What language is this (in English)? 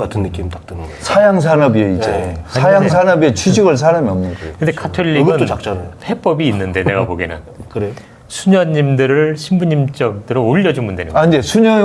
Korean